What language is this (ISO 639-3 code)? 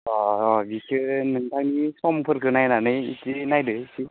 brx